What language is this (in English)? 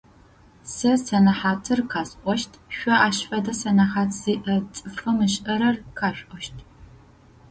Adyghe